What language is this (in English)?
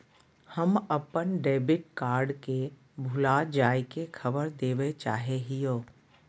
Magahi